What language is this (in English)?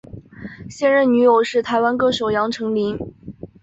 Chinese